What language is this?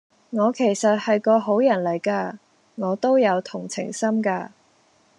Cantonese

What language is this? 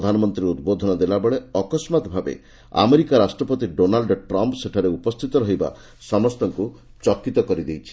Odia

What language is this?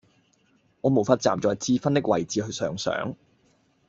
Cantonese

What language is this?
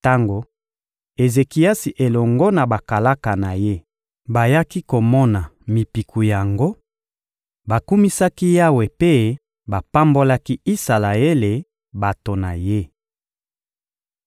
Lingala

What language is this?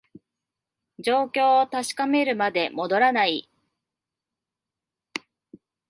Japanese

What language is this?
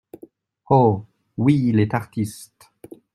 French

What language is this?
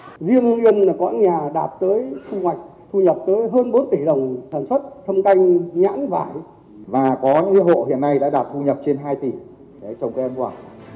Vietnamese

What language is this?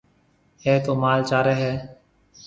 Marwari (Pakistan)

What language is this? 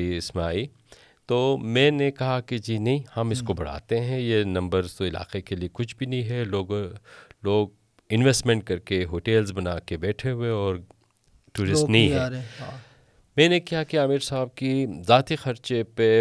Urdu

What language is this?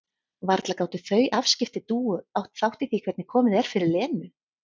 Icelandic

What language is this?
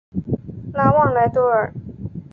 Chinese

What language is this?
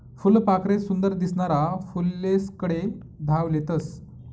Marathi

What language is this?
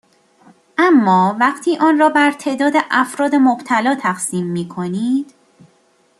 Persian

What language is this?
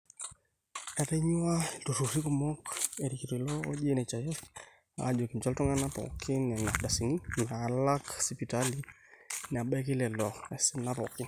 Masai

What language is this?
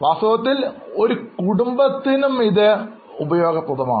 Malayalam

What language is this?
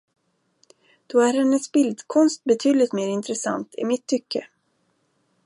Swedish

